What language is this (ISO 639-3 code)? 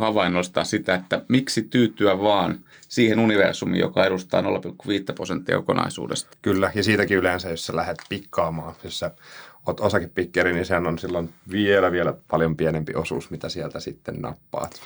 fin